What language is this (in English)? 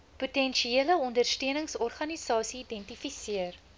Afrikaans